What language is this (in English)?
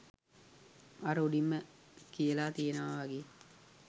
Sinhala